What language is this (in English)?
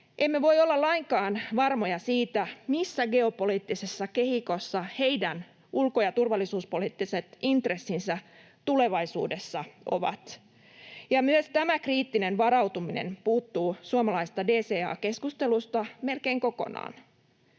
Finnish